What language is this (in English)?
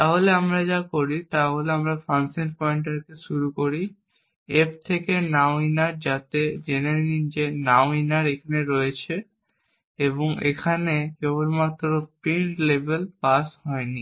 Bangla